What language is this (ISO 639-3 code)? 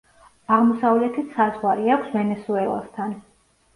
kat